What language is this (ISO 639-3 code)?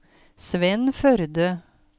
nor